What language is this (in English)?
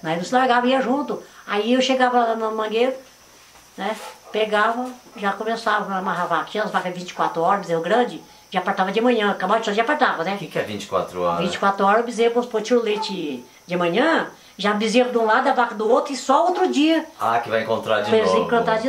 Portuguese